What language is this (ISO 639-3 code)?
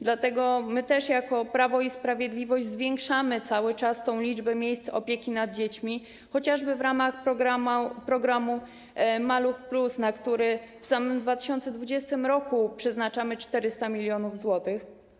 pol